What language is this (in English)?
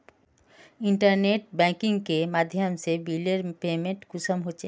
Magahi